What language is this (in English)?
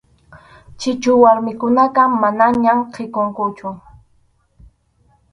Arequipa-La Unión Quechua